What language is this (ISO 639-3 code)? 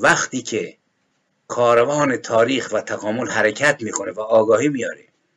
fas